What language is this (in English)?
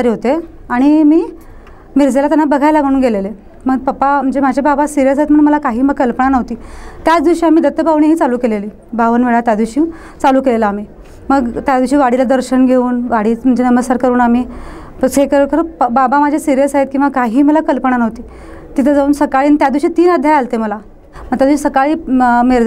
Marathi